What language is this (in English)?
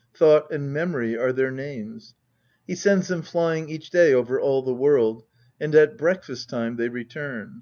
English